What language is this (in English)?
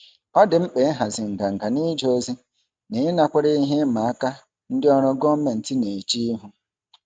Igbo